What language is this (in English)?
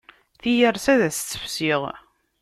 Kabyle